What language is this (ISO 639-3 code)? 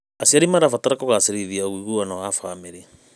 kik